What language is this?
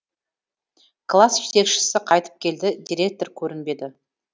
Kazakh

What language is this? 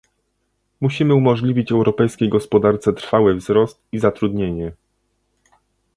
Polish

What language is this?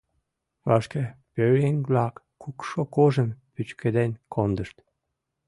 Mari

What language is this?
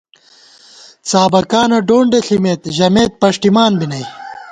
Gawar-Bati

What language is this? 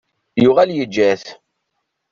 Kabyle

